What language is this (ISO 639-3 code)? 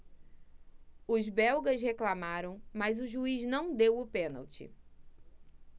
por